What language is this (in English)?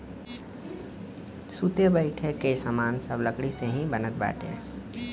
Bhojpuri